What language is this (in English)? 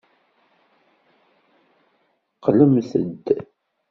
Kabyle